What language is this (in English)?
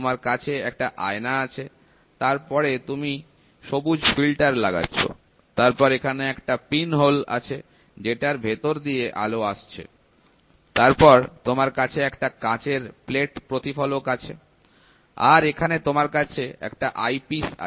Bangla